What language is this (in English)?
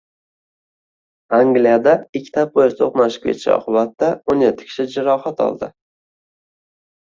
Uzbek